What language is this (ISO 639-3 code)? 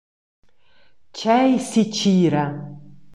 roh